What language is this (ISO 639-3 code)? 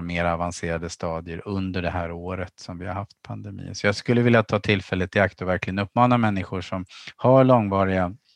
swe